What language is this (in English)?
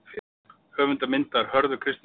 Icelandic